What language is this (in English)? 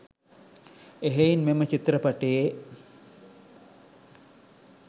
Sinhala